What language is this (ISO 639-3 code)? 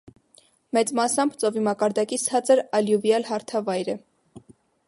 hye